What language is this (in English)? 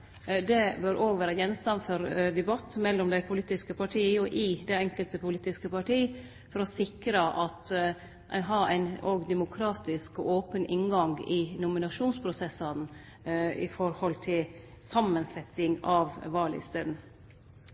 Norwegian Nynorsk